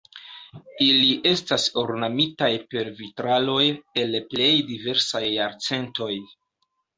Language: Esperanto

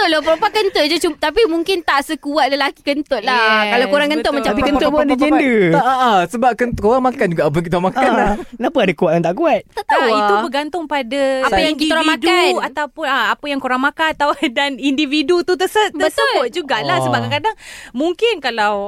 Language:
Malay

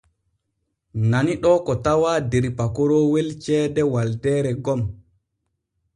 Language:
Borgu Fulfulde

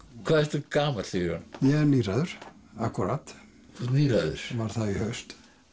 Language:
Icelandic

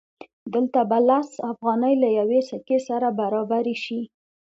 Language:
Pashto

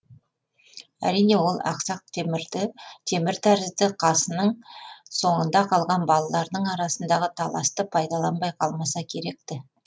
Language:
Kazakh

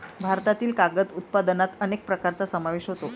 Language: Marathi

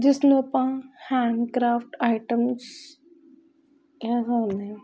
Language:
Punjabi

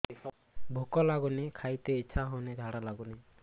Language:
Odia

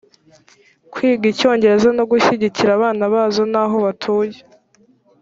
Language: Kinyarwanda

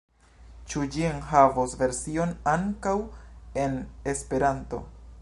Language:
Esperanto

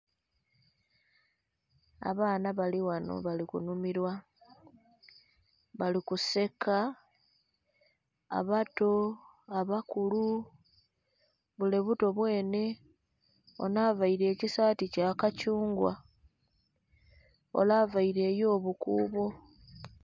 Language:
Soga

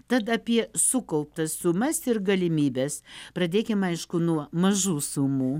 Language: Lithuanian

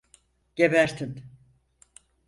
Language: Turkish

